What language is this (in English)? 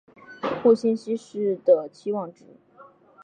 Chinese